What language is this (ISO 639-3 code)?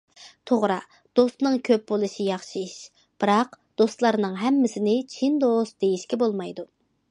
uig